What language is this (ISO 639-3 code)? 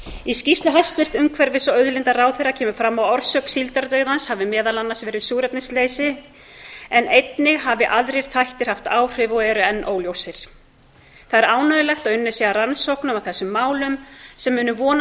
isl